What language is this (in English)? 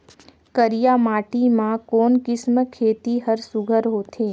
Chhattisgarhi